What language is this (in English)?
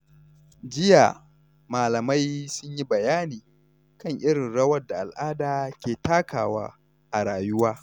Hausa